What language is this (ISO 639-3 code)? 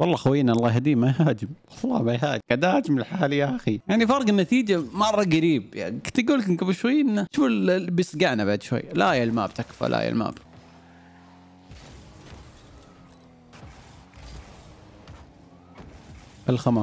ara